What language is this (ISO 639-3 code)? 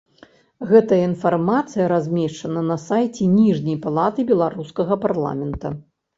bel